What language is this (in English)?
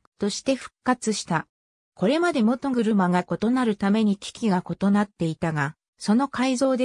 Japanese